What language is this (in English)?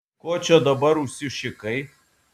Lithuanian